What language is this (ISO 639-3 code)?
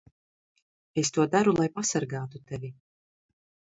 lav